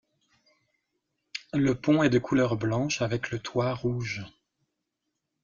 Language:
French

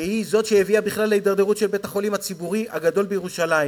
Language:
Hebrew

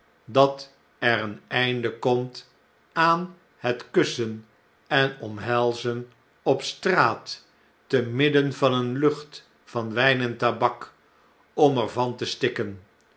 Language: Dutch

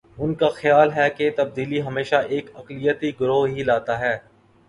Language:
Urdu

